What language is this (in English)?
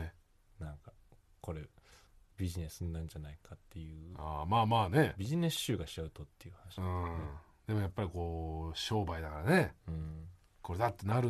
Japanese